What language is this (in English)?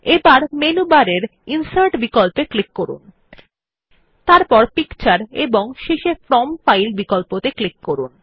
Bangla